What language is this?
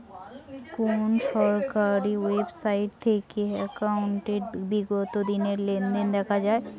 Bangla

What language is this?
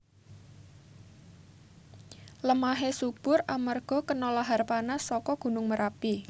Javanese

